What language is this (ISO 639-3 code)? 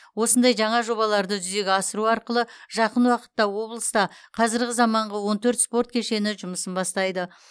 kaz